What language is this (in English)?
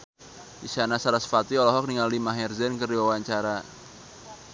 Sundanese